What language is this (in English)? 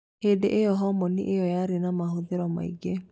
Kikuyu